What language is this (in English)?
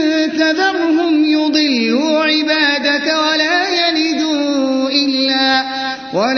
Arabic